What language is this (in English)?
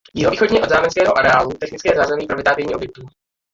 Czech